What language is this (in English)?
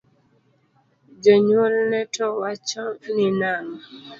Luo (Kenya and Tanzania)